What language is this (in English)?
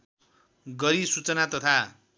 Nepali